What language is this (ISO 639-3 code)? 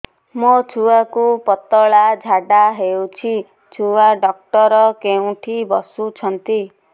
ori